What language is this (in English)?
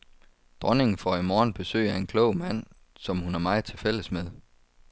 Danish